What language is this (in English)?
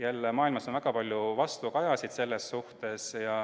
Estonian